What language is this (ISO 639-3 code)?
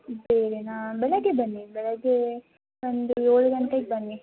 kan